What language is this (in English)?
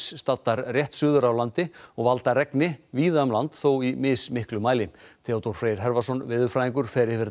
Icelandic